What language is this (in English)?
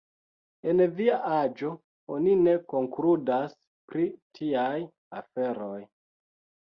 Esperanto